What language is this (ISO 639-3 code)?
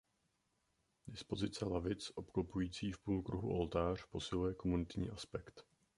ces